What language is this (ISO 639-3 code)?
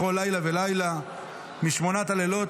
heb